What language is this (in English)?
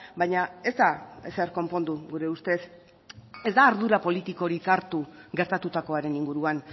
Basque